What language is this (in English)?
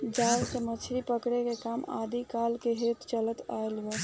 Bhojpuri